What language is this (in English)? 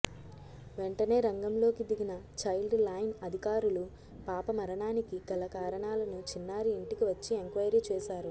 Telugu